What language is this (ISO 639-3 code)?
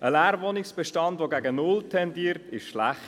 gsw